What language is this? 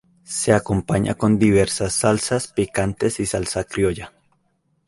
Spanish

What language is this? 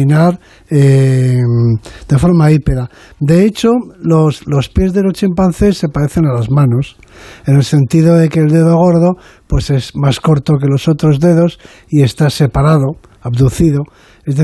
Spanish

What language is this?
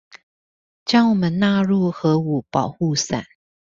Chinese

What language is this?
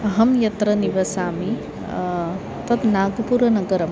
Sanskrit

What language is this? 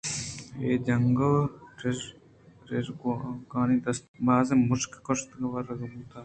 Eastern Balochi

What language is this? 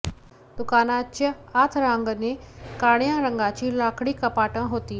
Marathi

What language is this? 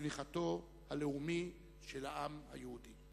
Hebrew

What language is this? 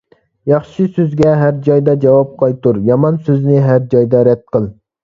Uyghur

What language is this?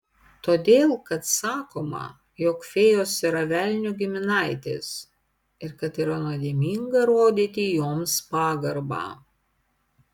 Lithuanian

